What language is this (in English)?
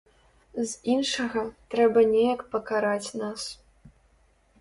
Belarusian